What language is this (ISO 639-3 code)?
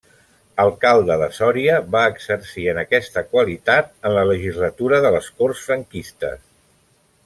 cat